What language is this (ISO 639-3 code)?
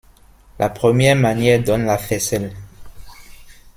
fra